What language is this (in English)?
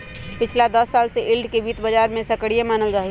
Magahi